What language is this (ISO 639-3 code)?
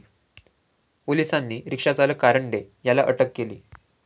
mar